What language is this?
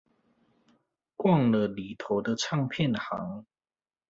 Chinese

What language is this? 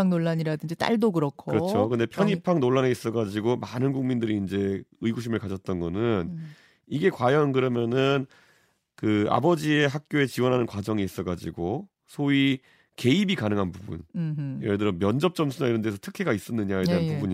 Korean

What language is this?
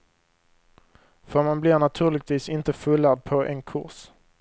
Swedish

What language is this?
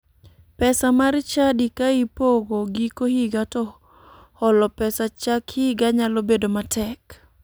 Luo (Kenya and Tanzania)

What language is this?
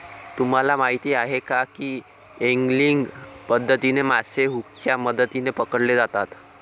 Marathi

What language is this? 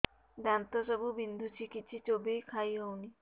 Odia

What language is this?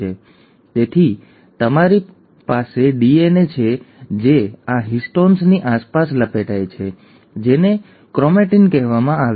Gujarati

